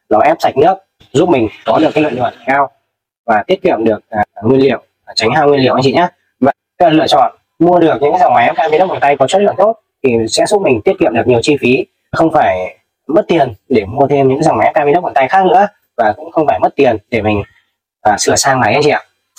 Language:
Vietnamese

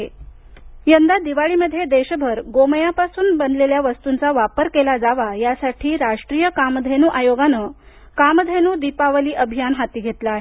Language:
Marathi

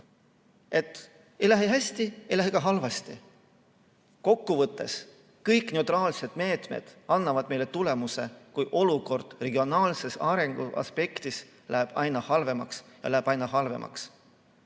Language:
Estonian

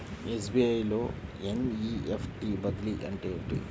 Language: Telugu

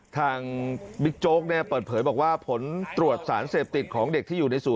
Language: Thai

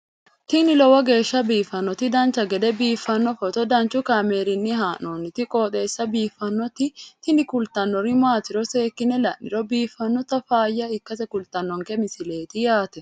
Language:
Sidamo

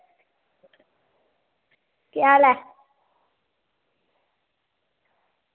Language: Dogri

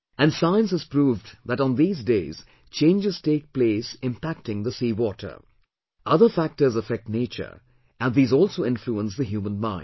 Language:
English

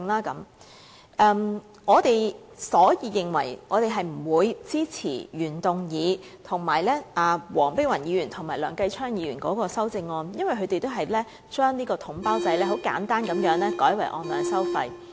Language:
Cantonese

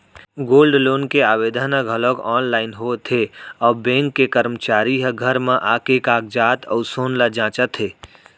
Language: Chhattisgarhi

